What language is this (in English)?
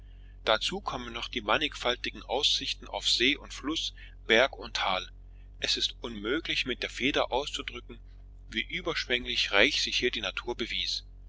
German